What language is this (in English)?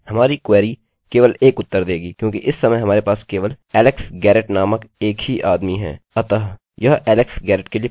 Hindi